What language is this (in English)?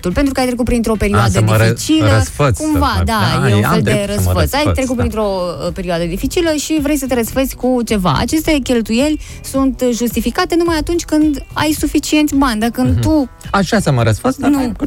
Romanian